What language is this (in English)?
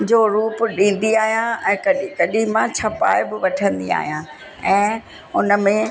Sindhi